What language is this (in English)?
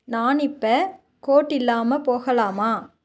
Tamil